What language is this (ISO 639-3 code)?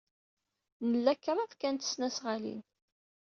kab